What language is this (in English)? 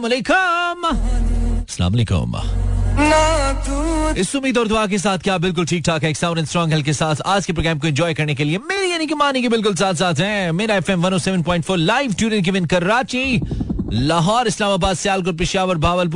Hindi